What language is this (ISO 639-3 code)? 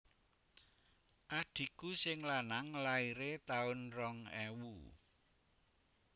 jav